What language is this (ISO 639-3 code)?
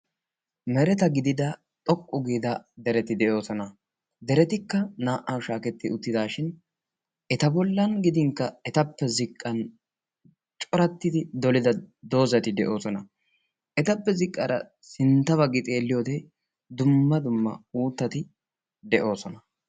wal